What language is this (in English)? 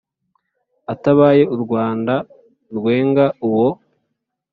Kinyarwanda